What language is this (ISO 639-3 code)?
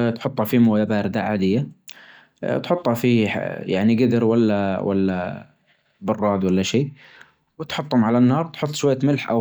ars